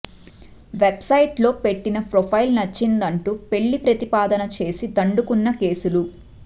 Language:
Telugu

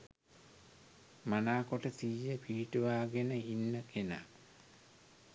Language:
Sinhala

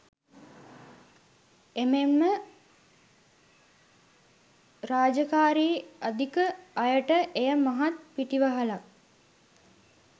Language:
Sinhala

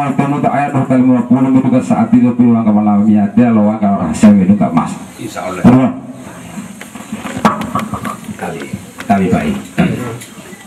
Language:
Indonesian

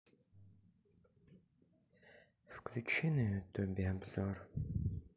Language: Russian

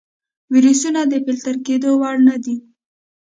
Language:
Pashto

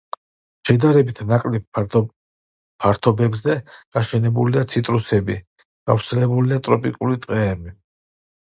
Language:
Georgian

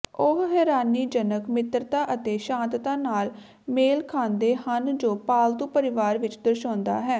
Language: Punjabi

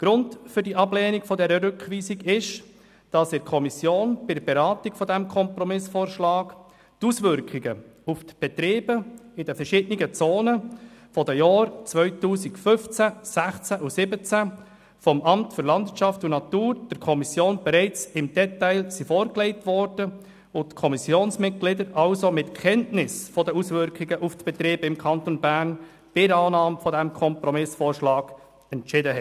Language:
Swiss German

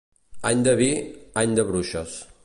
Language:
Catalan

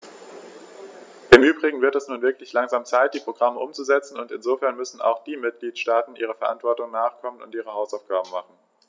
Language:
German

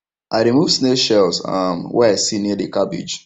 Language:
Nigerian Pidgin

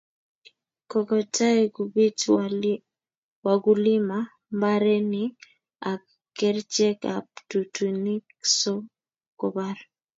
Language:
Kalenjin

